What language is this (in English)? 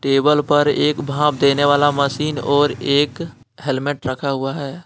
Hindi